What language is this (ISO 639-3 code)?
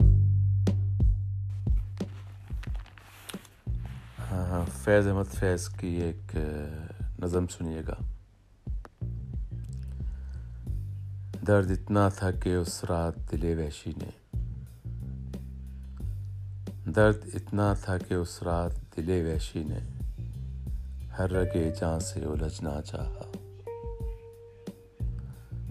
urd